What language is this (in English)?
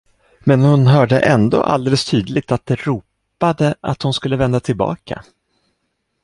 Swedish